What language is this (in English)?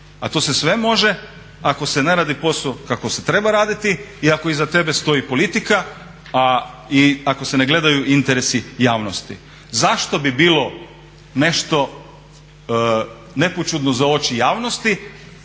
Croatian